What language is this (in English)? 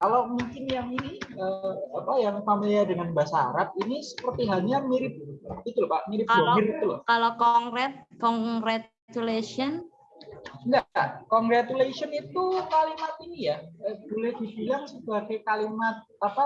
Indonesian